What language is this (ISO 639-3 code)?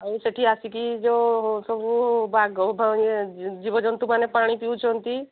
ori